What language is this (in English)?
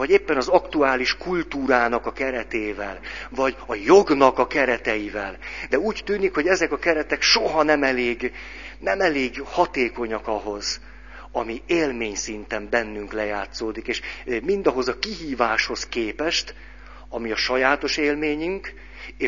Hungarian